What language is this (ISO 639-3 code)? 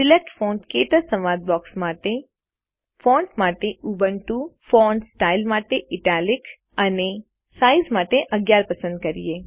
guj